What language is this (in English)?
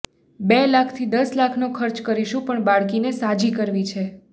Gujarati